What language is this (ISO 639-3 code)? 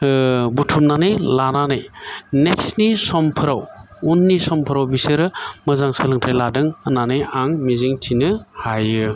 brx